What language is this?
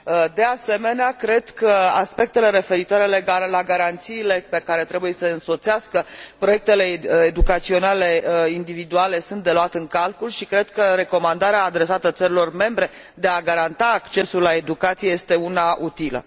Romanian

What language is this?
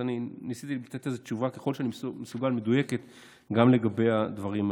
Hebrew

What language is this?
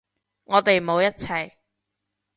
Cantonese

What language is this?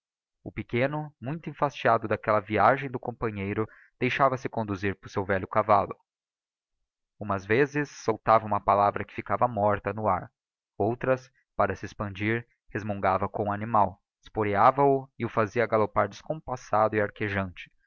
Portuguese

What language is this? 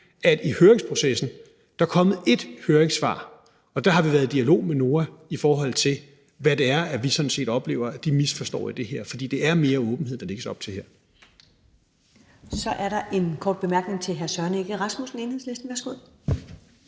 Danish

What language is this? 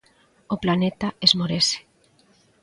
Galician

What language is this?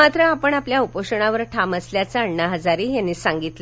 Marathi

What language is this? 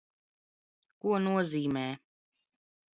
Latvian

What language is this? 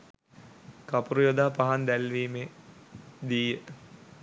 Sinhala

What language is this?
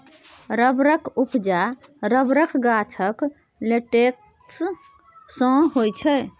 Maithili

